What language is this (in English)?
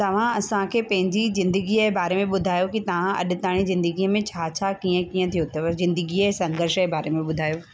Sindhi